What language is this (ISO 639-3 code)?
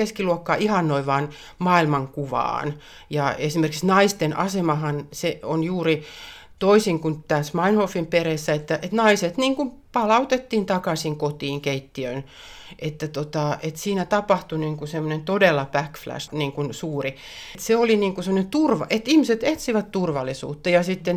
fin